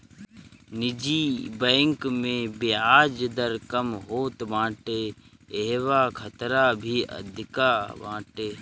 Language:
Bhojpuri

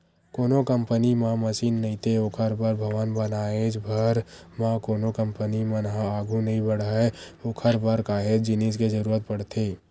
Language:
Chhattisgarhi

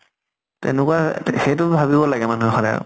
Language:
Assamese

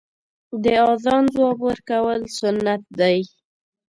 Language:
Pashto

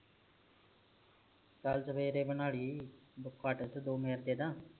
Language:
Punjabi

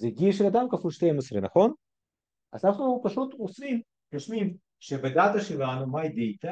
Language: Hebrew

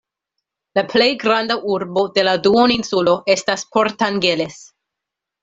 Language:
Esperanto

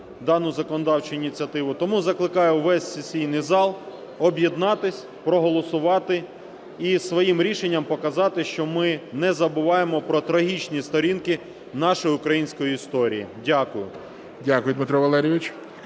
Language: Ukrainian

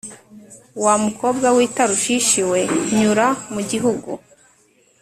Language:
Kinyarwanda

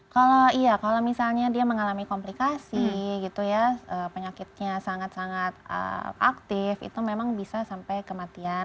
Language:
Indonesian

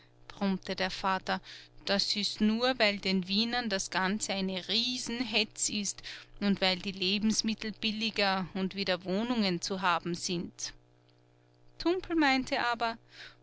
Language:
German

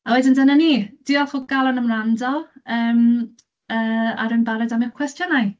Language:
Welsh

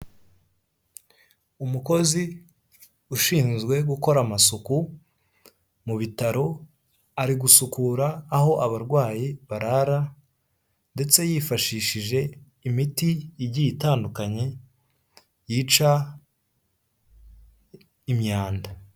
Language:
Kinyarwanda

